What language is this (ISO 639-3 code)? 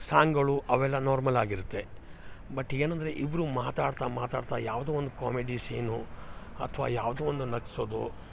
kan